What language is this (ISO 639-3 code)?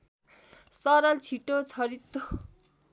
nep